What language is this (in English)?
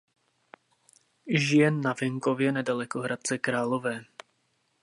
Czech